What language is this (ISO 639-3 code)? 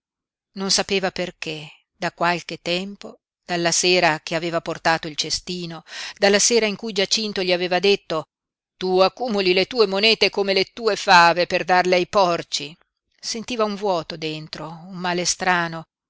ita